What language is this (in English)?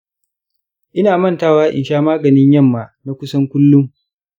Hausa